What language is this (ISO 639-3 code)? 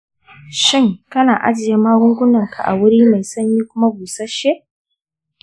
hau